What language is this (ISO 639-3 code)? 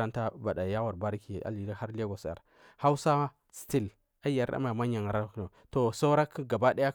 mfm